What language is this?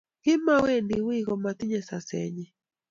Kalenjin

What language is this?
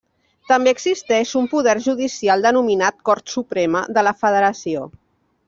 Catalan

